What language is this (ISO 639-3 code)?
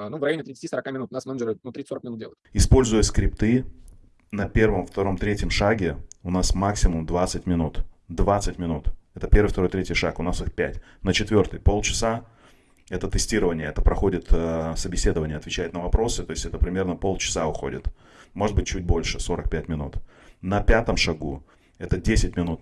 rus